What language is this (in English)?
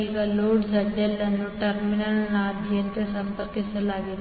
Kannada